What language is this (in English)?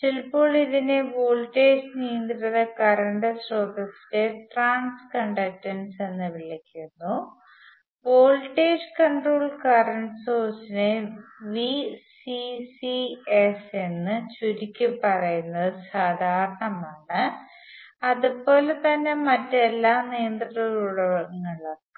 Malayalam